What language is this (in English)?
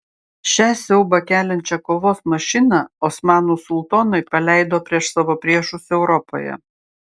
Lithuanian